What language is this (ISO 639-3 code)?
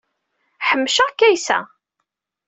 kab